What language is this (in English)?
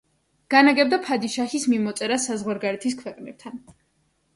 Georgian